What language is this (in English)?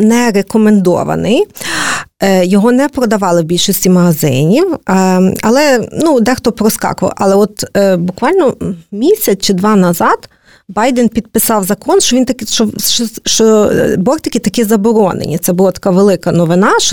Ukrainian